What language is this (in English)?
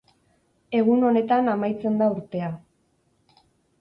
Basque